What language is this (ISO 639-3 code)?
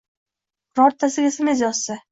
uzb